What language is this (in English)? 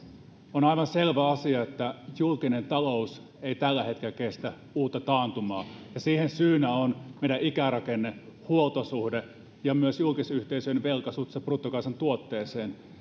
Finnish